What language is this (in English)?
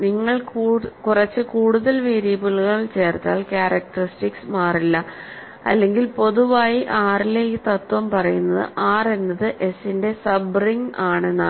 Malayalam